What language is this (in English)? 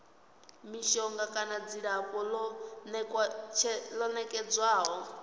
Venda